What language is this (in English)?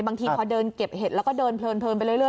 Thai